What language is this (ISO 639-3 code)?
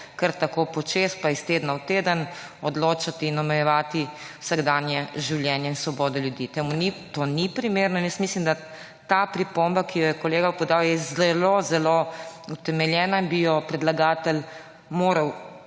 slv